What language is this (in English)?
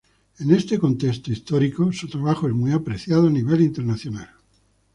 Spanish